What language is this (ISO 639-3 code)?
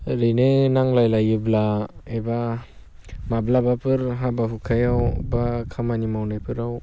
brx